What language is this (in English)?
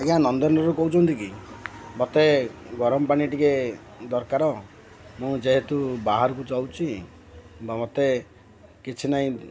Odia